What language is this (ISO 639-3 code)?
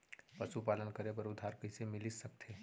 hne